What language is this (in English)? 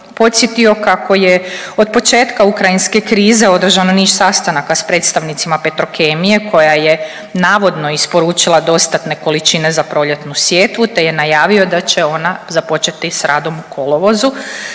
Croatian